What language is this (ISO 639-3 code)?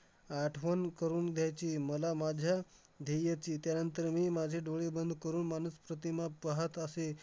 mar